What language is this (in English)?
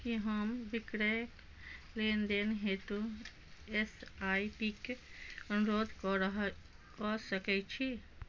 Maithili